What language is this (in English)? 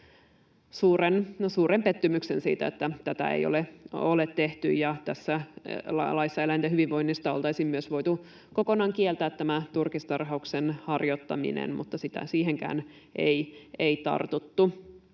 Finnish